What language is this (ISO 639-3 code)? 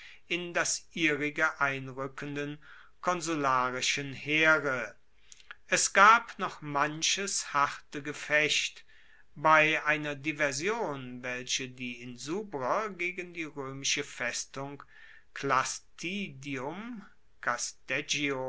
deu